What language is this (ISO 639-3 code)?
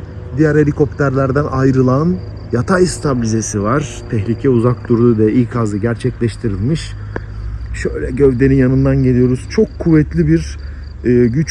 tur